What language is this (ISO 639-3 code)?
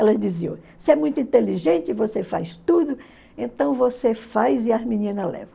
por